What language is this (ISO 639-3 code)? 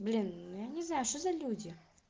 rus